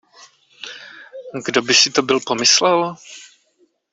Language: Czech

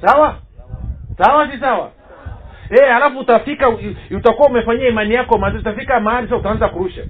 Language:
Swahili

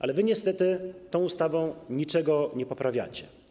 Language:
Polish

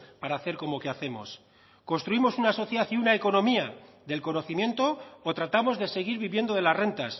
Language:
Spanish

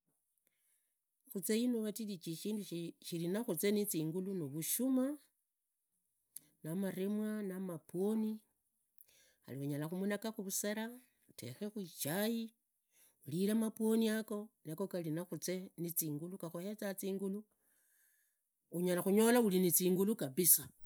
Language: Idakho-Isukha-Tiriki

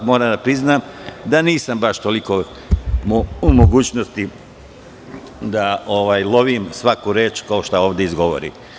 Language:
Serbian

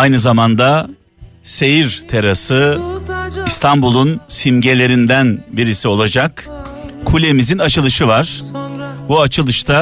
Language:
Turkish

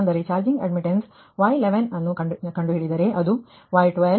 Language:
Kannada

